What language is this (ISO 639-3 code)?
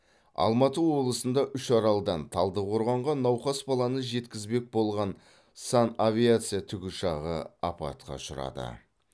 kaz